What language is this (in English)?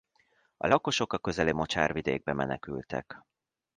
Hungarian